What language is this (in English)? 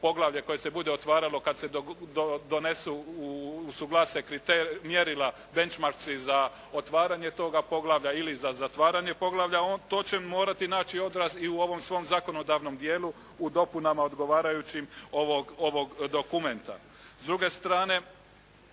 Croatian